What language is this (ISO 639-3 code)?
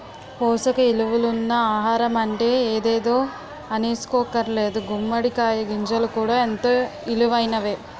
tel